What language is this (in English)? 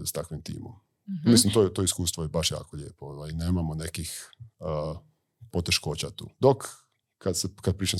Croatian